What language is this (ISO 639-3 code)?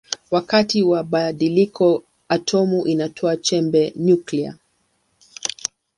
swa